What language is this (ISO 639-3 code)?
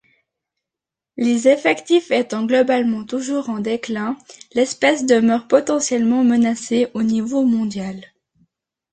fra